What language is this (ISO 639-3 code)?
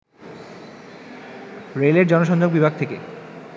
ben